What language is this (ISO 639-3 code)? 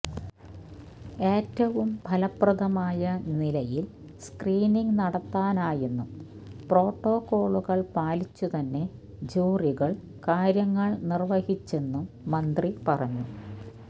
mal